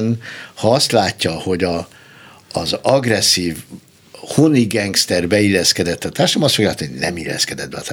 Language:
Hungarian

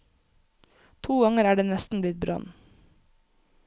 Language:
Norwegian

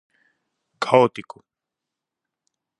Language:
Galician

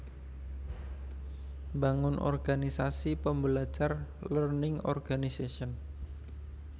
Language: Javanese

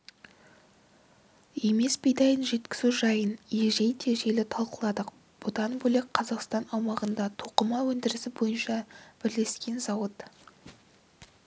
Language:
Kazakh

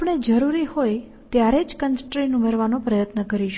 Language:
Gujarati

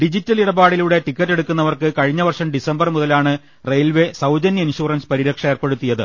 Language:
Malayalam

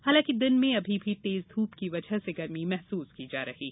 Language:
Hindi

